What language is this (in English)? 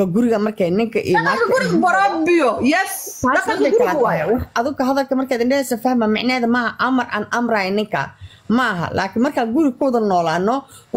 Arabic